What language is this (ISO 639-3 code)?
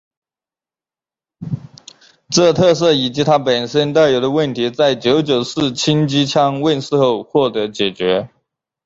zho